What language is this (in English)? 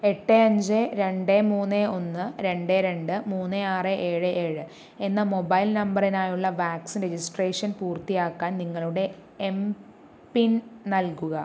Malayalam